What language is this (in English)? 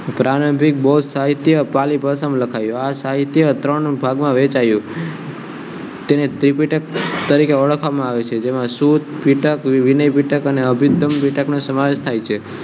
Gujarati